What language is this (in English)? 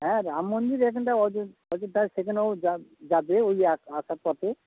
Bangla